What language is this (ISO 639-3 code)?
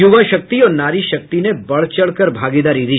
hin